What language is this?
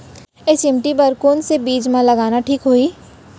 Chhattisgarhi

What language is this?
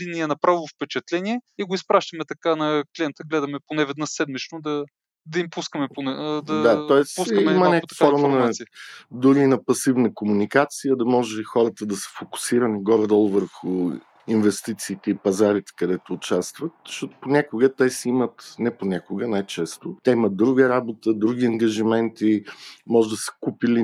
Bulgarian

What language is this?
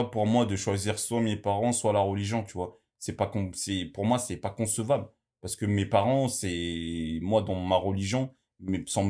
French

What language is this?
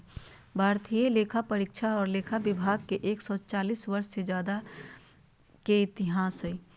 Magahi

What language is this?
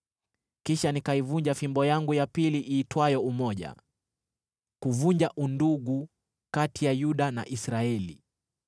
Swahili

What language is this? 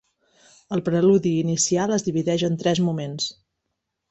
Catalan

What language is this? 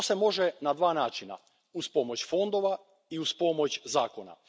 Croatian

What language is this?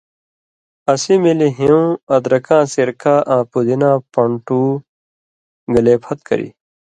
Indus Kohistani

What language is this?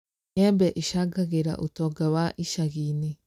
Kikuyu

